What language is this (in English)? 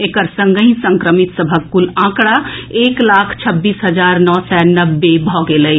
Maithili